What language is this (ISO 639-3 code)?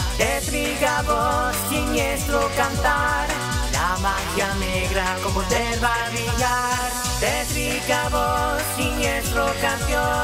ita